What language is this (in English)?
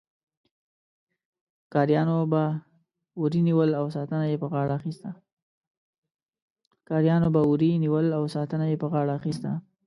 Pashto